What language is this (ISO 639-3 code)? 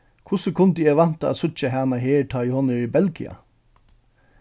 fao